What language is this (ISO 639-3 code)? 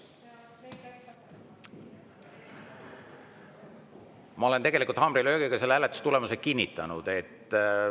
est